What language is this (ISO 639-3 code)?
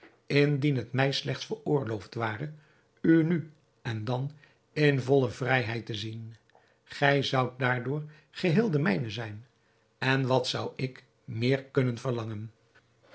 nld